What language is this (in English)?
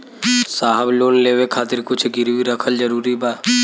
Bhojpuri